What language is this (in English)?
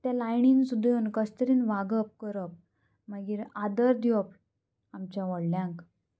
Konkani